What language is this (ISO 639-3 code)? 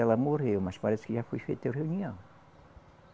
por